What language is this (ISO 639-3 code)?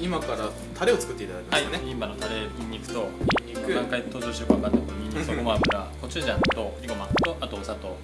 jpn